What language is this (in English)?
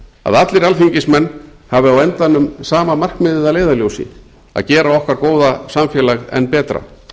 Icelandic